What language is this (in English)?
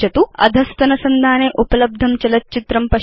Sanskrit